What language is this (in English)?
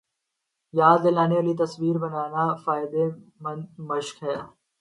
Urdu